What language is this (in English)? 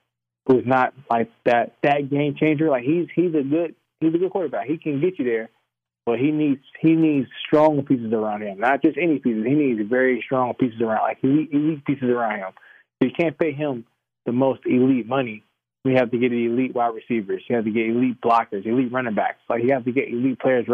English